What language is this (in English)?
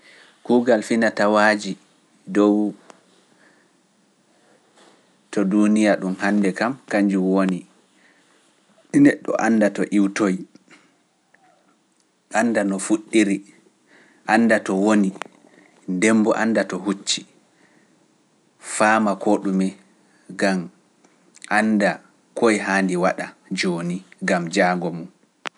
Pular